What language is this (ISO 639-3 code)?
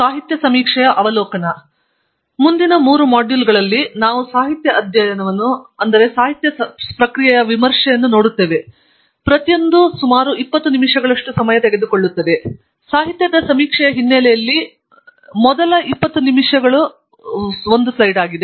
kan